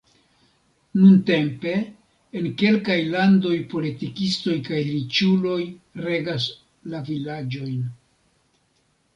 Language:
Esperanto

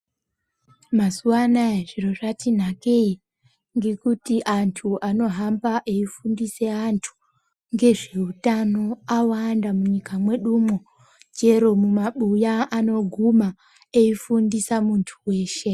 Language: Ndau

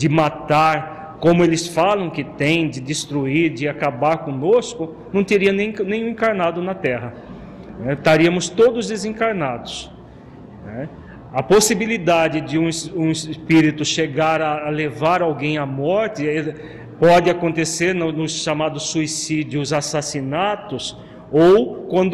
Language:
Portuguese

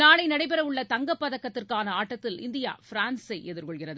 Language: Tamil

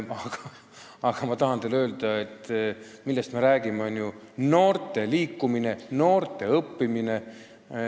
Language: Estonian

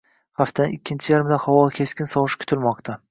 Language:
Uzbek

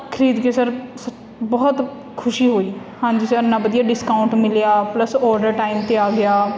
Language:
Punjabi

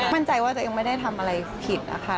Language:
Thai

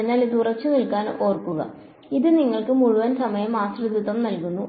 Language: Malayalam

